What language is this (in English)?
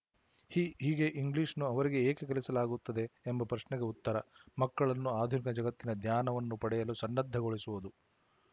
Kannada